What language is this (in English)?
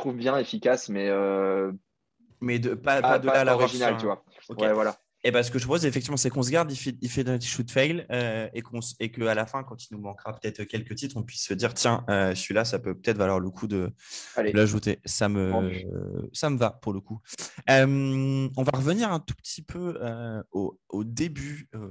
French